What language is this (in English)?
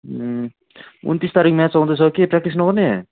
Nepali